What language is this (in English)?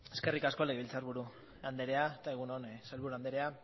Basque